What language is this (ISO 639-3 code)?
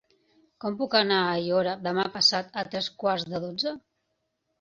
cat